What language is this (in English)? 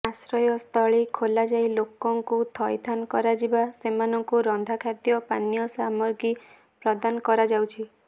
Odia